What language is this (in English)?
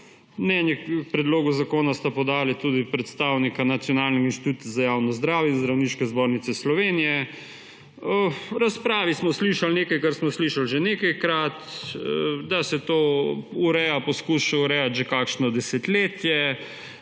Slovenian